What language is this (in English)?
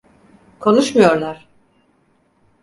Turkish